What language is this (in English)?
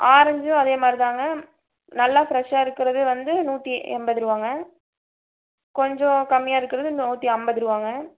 Tamil